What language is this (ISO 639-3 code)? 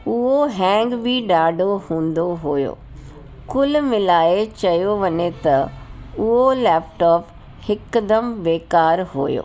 snd